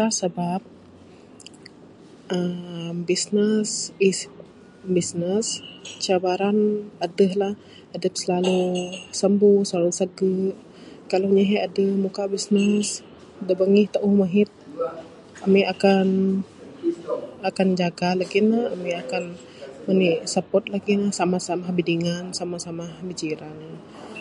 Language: Bukar-Sadung Bidayuh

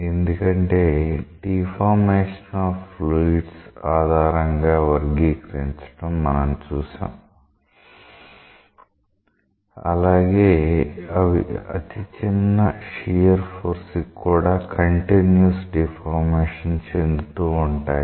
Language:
Telugu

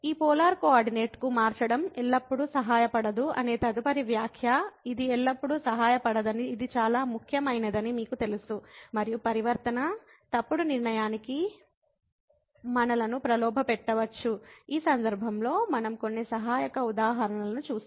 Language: Telugu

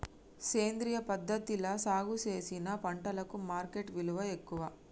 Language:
Telugu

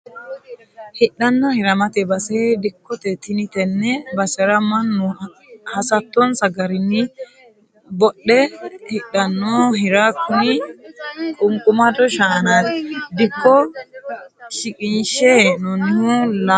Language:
Sidamo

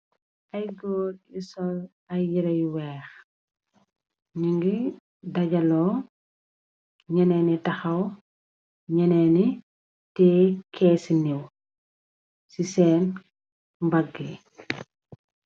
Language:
Wolof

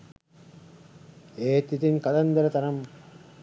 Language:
Sinhala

